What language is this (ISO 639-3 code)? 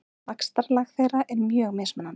isl